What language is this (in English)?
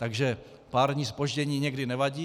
Czech